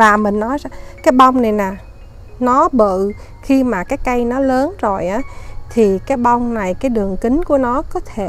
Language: Vietnamese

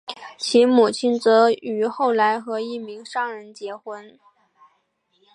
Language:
Chinese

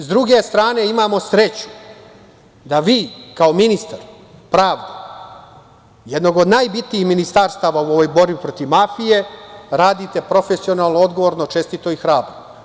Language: Serbian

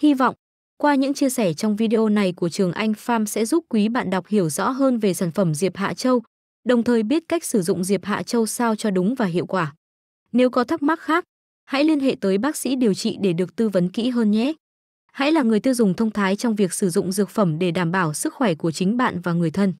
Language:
Vietnamese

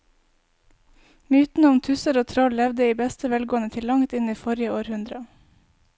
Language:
Norwegian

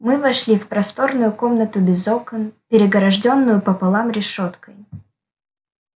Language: Russian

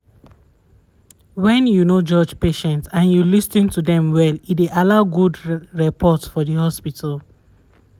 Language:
Nigerian Pidgin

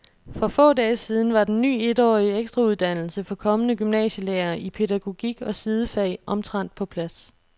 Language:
Danish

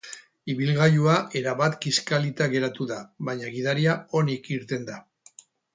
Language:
Basque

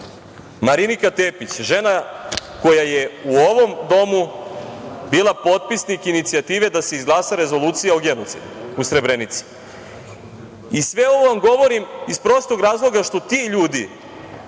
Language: Serbian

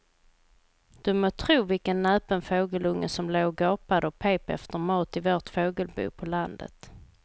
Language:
Swedish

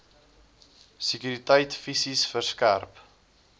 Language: Afrikaans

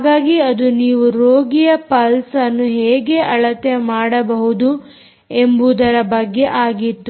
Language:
Kannada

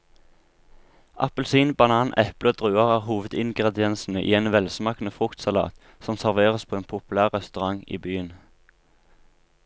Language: Norwegian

